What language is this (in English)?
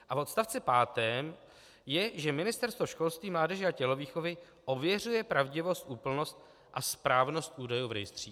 Czech